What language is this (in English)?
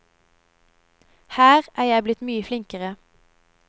Norwegian